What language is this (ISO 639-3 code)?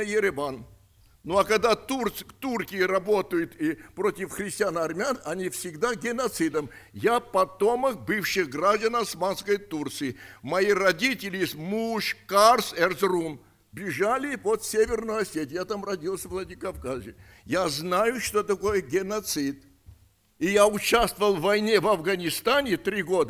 rus